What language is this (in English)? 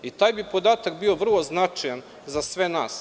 Serbian